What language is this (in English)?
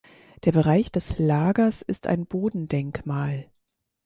German